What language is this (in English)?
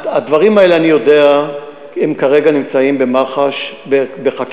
Hebrew